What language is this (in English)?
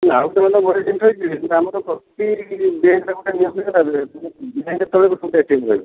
Odia